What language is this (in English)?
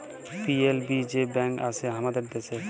Bangla